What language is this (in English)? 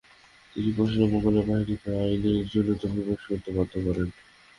Bangla